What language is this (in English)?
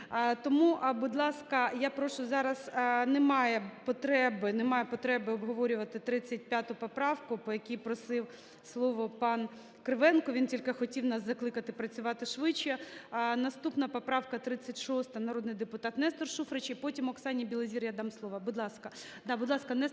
Ukrainian